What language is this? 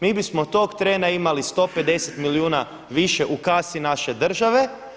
Croatian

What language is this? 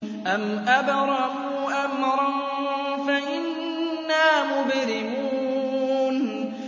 Arabic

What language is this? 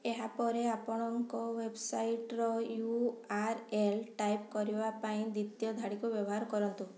Odia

